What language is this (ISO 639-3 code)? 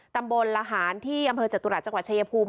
tha